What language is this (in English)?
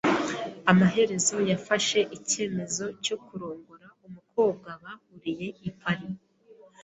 Kinyarwanda